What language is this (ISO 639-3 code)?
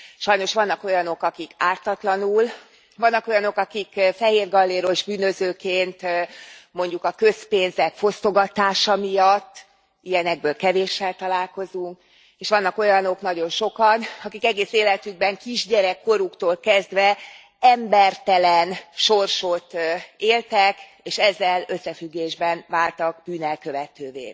hun